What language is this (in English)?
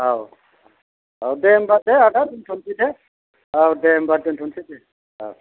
Bodo